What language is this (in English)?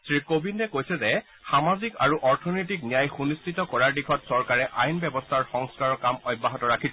Assamese